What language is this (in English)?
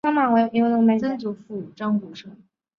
Chinese